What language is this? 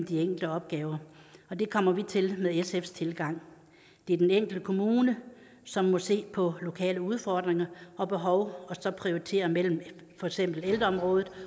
Danish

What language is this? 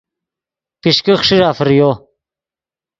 Yidgha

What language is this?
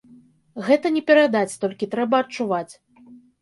Belarusian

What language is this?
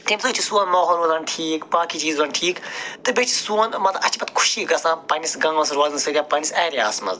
Kashmiri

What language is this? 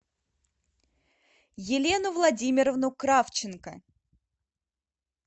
Russian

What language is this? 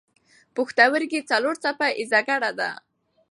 Pashto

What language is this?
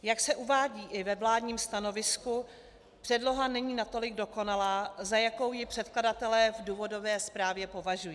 Czech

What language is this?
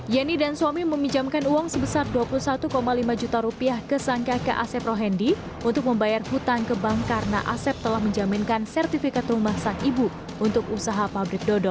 Indonesian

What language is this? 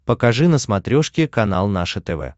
Russian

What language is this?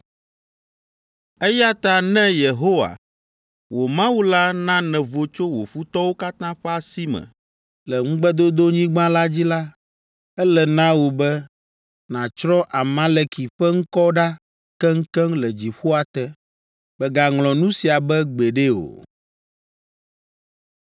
Ewe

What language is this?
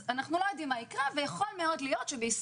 Hebrew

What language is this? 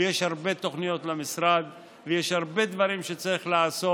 Hebrew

